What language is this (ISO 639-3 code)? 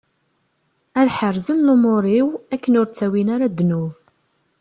kab